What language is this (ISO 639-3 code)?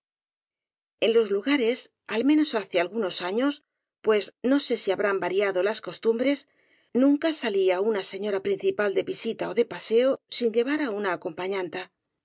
spa